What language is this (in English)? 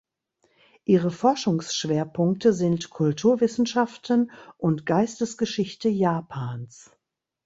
German